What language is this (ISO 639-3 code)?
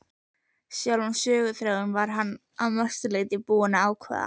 isl